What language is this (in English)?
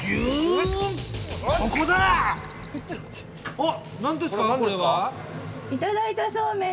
Japanese